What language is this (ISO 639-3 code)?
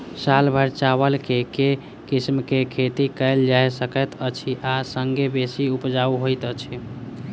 mai